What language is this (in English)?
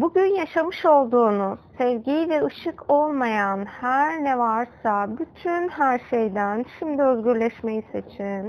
Turkish